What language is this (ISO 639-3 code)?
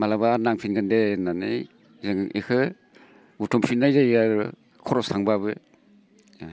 brx